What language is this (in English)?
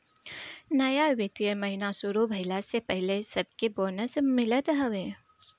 Bhojpuri